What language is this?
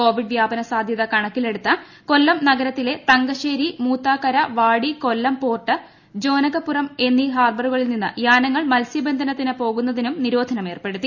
Malayalam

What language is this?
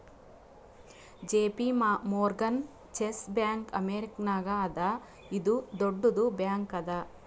Kannada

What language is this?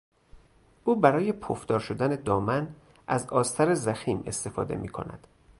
Persian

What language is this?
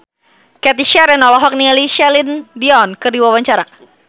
Sundanese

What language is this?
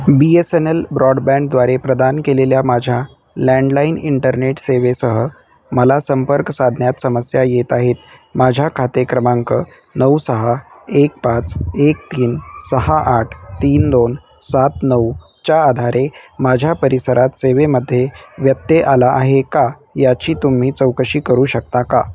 Marathi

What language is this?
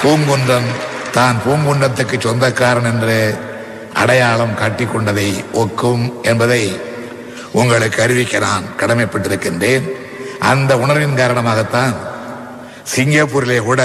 Tamil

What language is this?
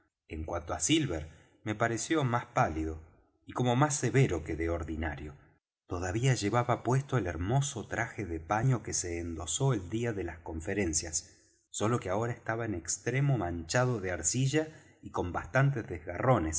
Spanish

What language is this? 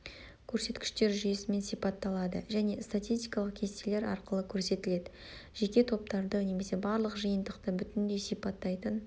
Kazakh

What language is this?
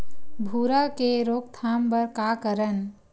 Chhattisgarhi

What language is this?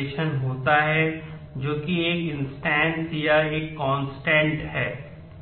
Hindi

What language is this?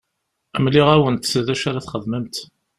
Kabyle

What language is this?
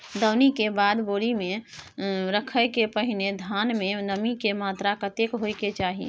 Maithili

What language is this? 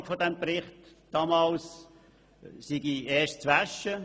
Swiss German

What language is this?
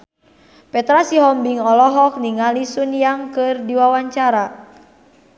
Sundanese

